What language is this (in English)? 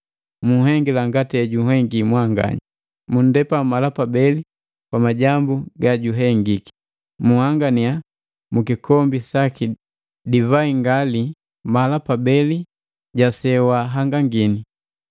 Matengo